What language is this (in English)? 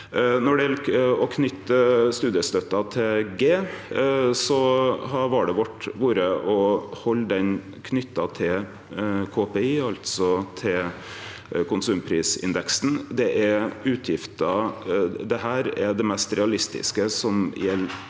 Norwegian